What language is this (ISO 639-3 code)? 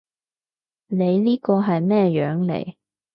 yue